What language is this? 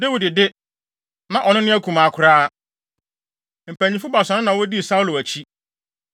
Akan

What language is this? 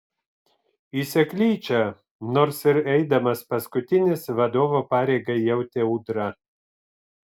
Lithuanian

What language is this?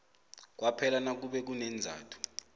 South Ndebele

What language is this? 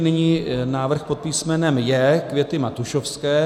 Czech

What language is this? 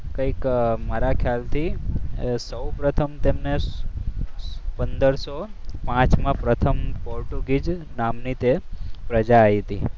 Gujarati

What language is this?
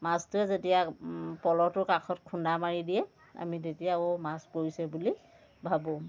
Assamese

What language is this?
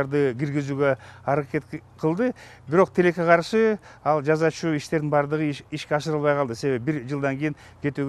Turkish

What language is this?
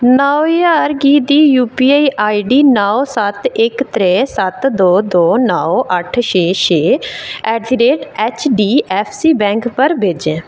Dogri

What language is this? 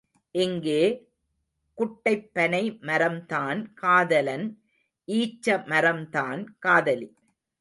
Tamil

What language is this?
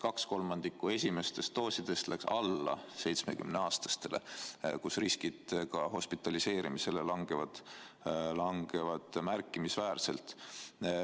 Estonian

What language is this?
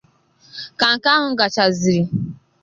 Igbo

